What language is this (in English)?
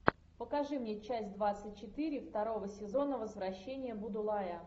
Russian